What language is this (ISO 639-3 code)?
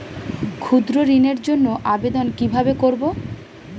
ben